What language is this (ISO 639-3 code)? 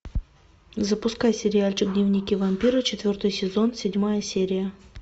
rus